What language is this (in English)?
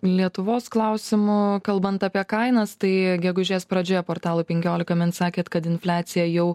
Lithuanian